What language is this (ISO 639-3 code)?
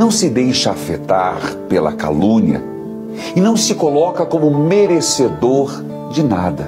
por